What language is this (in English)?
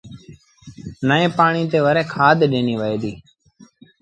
Sindhi Bhil